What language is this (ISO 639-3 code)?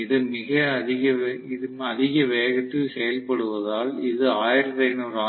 tam